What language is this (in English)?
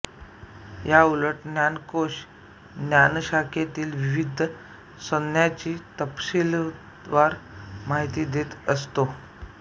Marathi